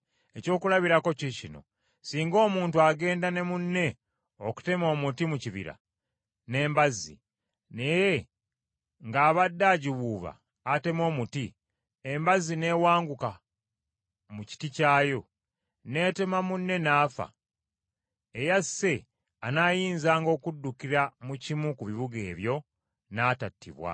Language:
Ganda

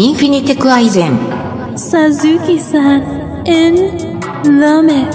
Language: Vietnamese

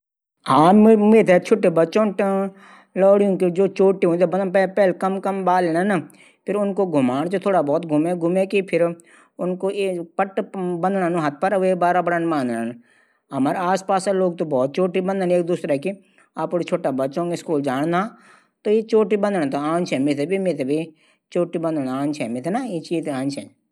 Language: Garhwali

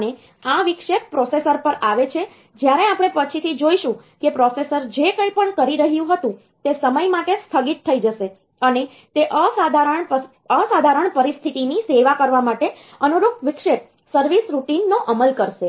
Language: Gujarati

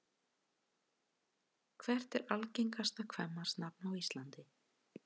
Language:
Icelandic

